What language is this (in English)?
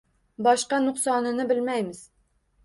Uzbek